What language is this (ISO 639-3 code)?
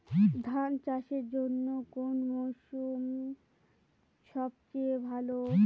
ben